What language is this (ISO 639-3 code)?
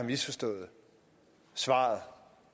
dan